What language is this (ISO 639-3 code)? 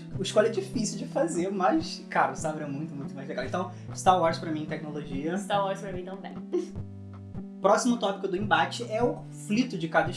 por